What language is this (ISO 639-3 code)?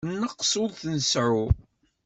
kab